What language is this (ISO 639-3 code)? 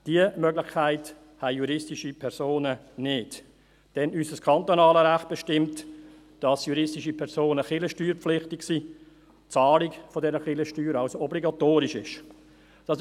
gsw